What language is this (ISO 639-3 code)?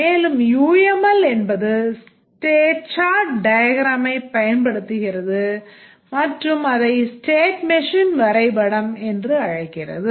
tam